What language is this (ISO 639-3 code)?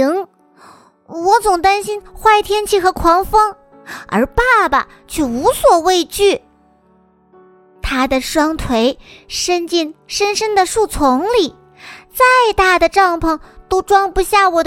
zho